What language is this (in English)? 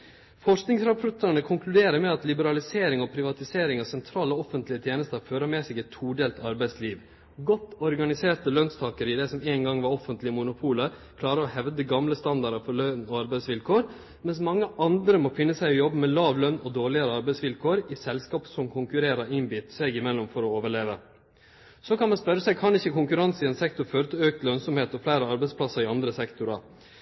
Norwegian Nynorsk